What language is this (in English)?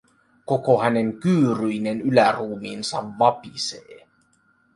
Finnish